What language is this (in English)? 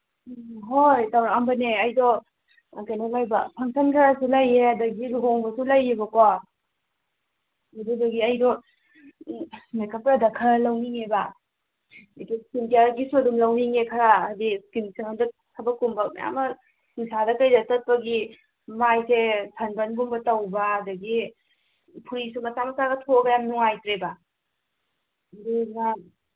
Manipuri